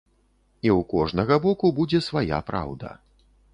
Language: Belarusian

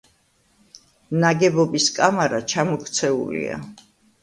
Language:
Georgian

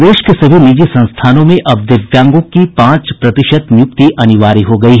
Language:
Hindi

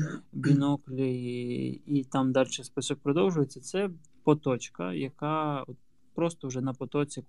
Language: Ukrainian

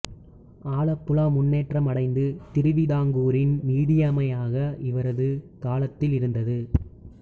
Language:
Tamil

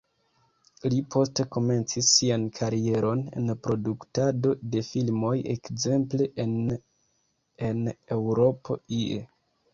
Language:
Esperanto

